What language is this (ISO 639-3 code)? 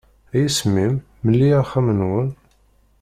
kab